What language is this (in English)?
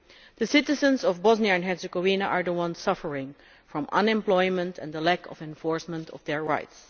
English